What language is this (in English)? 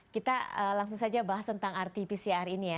Indonesian